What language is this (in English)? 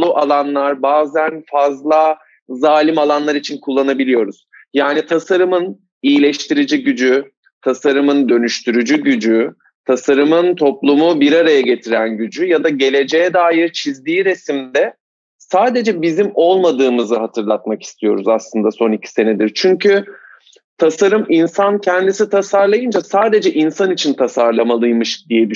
Turkish